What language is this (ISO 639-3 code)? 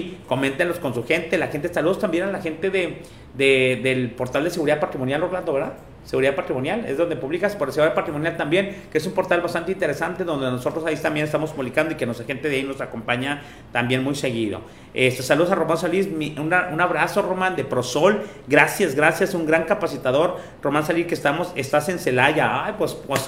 spa